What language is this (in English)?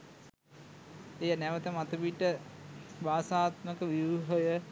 Sinhala